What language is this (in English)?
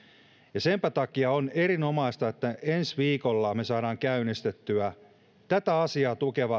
Finnish